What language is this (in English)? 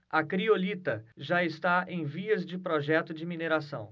Portuguese